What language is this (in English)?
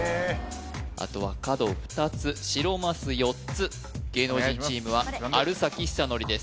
Japanese